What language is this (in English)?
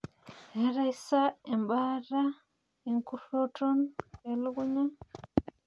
Masai